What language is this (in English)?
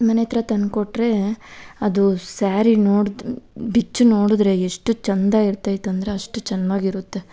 Kannada